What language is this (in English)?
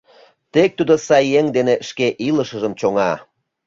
Mari